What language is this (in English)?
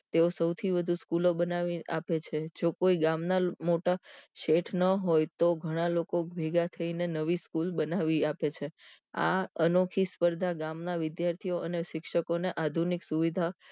Gujarati